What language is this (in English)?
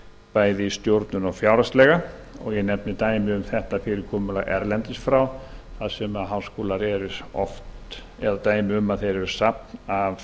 Icelandic